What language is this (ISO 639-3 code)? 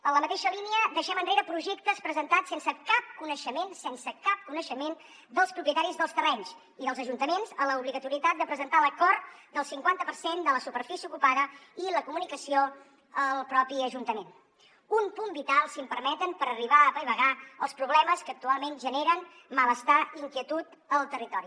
cat